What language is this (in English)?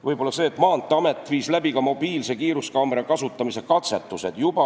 Estonian